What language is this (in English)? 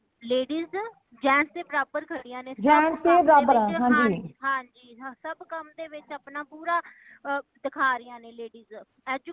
Punjabi